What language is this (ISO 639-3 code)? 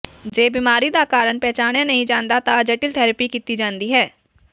pan